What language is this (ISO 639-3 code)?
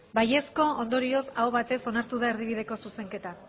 eus